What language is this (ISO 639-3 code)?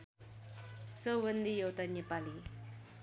nep